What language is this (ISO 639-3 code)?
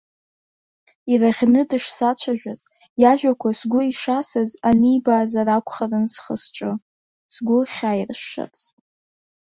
abk